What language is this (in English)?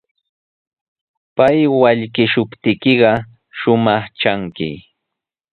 Sihuas Ancash Quechua